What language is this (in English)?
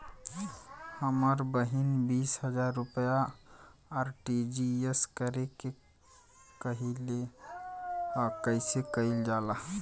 Bhojpuri